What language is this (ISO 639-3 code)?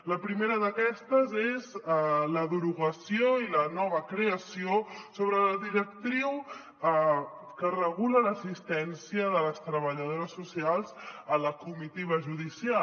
cat